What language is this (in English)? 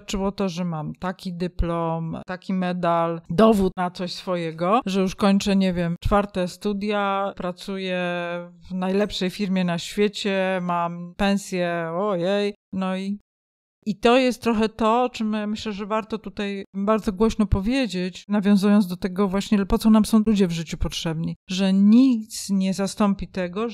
Polish